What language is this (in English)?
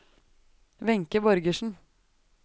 Norwegian